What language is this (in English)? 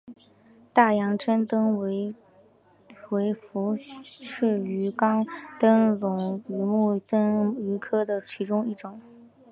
Chinese